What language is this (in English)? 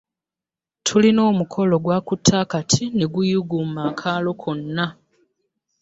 Ganda